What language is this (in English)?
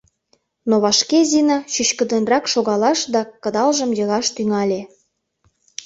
Mari